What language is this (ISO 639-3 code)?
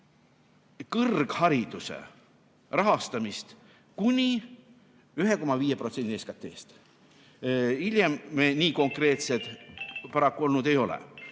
est